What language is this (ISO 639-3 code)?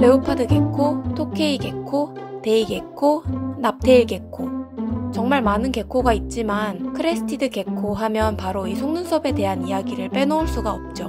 kor